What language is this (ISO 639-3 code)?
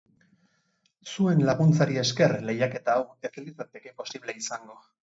eus